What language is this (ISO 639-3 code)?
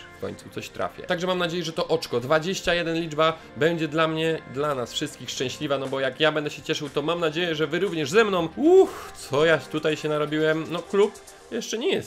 pol